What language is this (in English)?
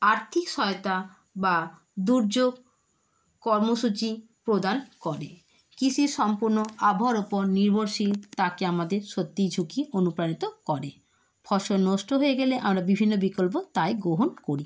Bangla